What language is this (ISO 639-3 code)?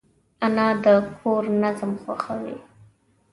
pus